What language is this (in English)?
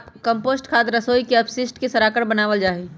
Magahi